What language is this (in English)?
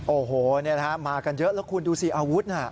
Thai